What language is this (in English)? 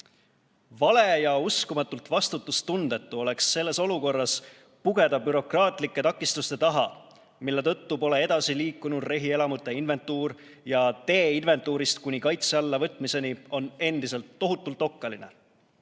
Estonian